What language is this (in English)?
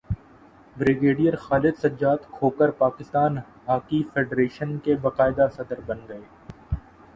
Urdu